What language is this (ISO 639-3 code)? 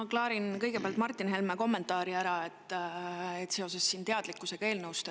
est